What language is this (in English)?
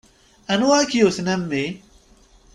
Kabyle